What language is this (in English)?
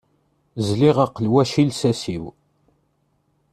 Kabyle